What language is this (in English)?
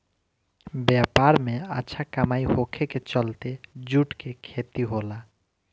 Bhojpuri